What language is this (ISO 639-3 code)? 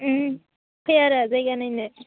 brx